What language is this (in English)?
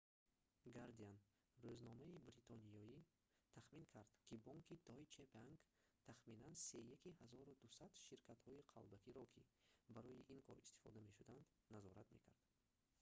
Tajik